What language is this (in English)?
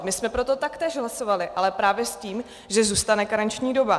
Czech